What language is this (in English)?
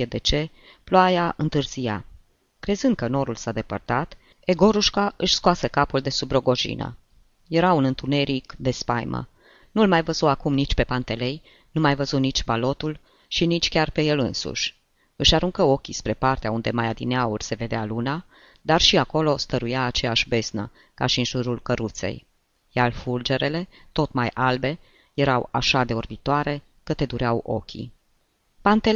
Romanian